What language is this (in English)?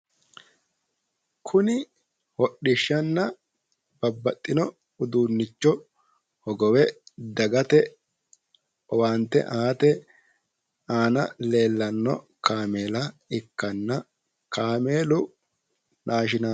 Sidamo